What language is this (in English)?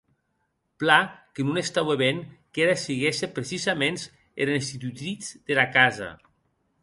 Occitan